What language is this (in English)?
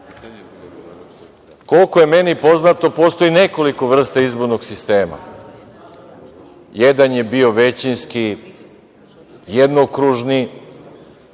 Serbian